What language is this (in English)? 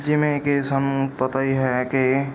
Punjabi